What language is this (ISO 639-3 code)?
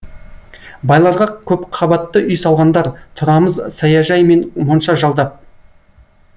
kaz